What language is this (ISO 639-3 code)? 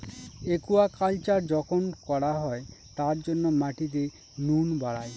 ben